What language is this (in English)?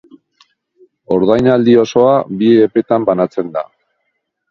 Basque